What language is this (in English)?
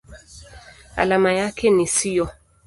Swahili